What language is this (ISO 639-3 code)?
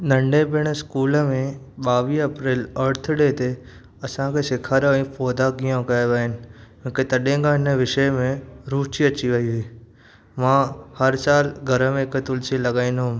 snd